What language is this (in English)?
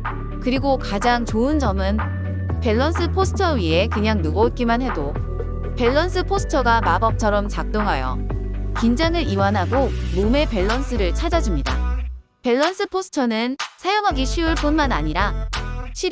Korean